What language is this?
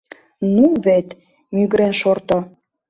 Mari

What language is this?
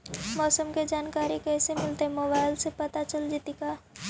Magahi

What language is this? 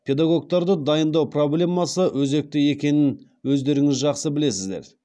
Kazakh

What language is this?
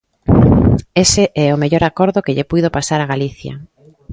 Galician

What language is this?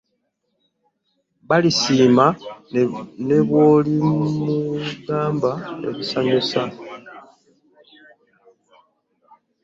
Ganda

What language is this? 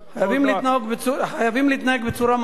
Hebrew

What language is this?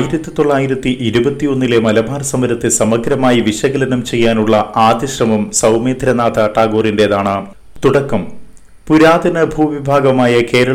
Malayalam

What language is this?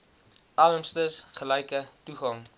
Afrikaans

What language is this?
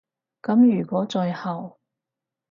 Cantonese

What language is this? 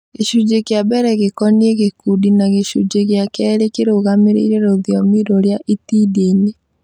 Kikuyu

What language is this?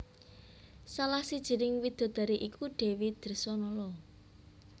Javanese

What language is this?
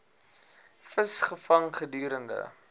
Afrikaans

